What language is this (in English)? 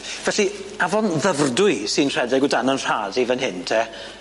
Welsh